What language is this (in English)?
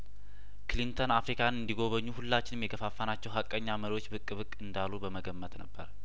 Amharic